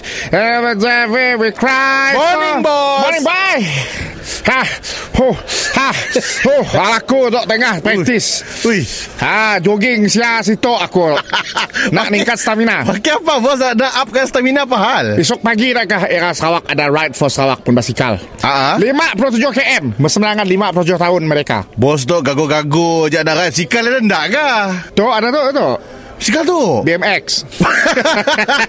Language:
Malay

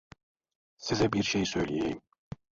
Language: Turkish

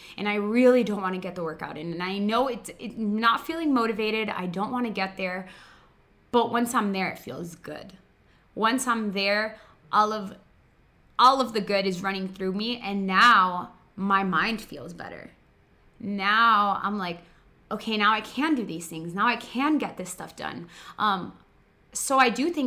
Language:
English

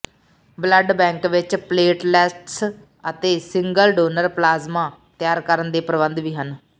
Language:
Punjabi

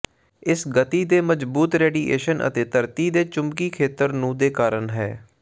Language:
Punjabi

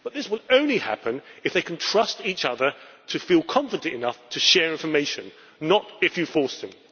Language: English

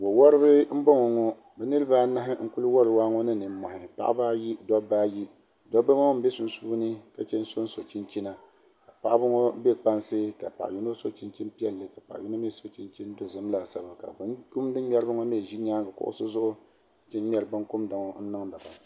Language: Dagbani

